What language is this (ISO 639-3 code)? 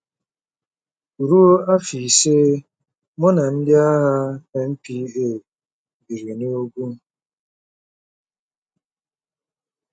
ibo